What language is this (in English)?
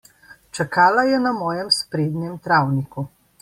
Slovenian